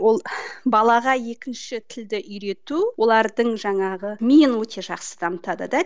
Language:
Kazakh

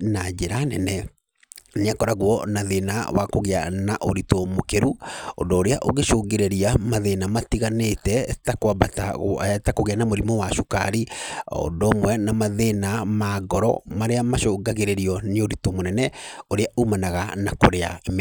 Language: Kikuyu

